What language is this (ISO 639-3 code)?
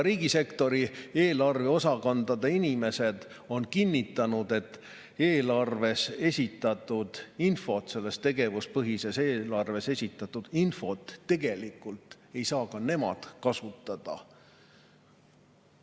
est